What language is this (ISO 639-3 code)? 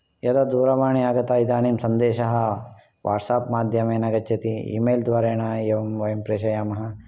san